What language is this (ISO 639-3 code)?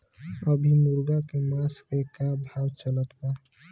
bho